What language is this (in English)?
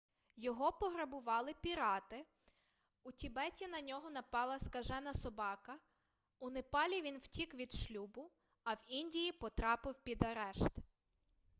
Ukrainian